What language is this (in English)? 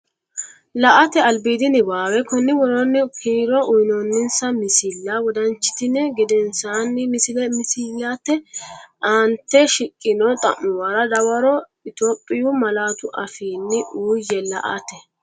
Sidamo